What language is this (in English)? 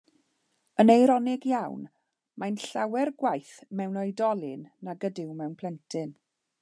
Welsh